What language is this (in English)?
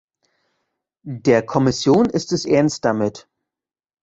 German